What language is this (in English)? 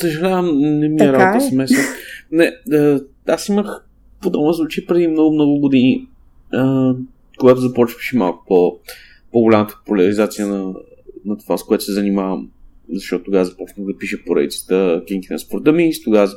Bulgarian